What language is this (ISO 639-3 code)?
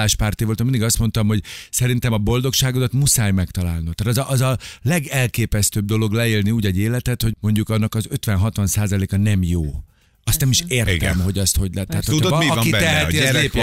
hun